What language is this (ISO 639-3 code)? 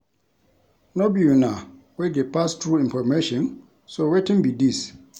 pcm